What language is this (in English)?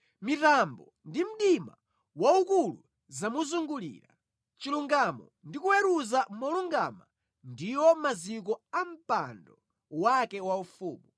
Nyanja